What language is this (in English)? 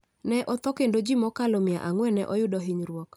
Luo (Kenya and Tanzania)